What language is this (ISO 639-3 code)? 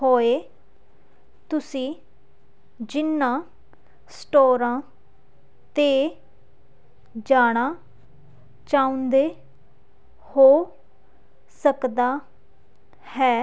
pan